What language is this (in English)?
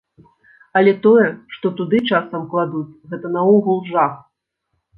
Belarusian